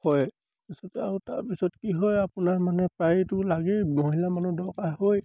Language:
Assamese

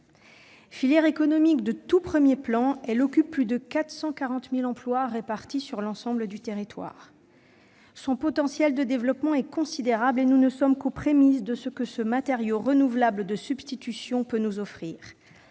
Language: French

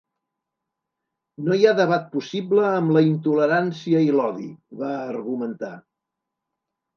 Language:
Catalan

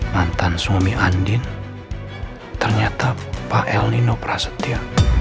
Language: Indonesian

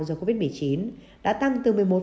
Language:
Vietnamese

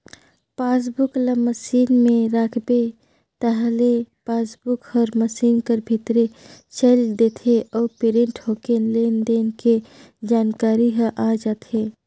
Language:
Chhattisgarhi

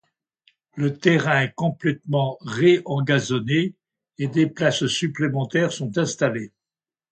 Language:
French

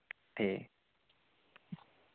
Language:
Dogri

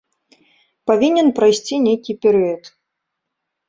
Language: Belarusian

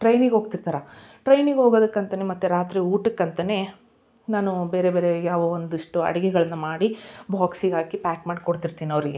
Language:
Kannada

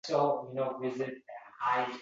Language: Uzbek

